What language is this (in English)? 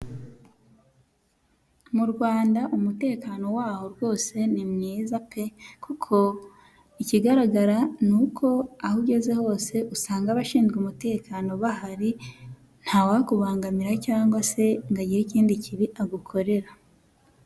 Kinyarwanda